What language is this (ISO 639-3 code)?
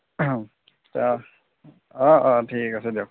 asm